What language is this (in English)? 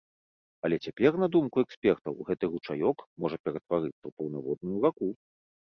Belarusian